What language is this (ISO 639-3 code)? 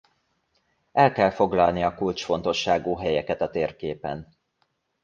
hun